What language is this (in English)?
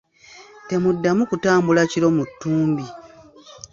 Ganda